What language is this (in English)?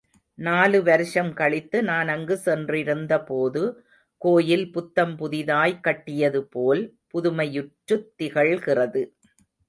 Tamil